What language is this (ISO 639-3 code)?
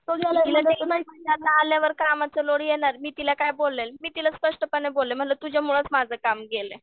mar